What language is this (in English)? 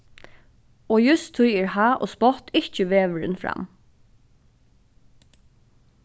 Faroese